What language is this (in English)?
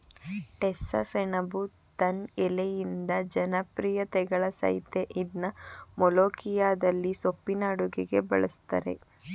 Kannada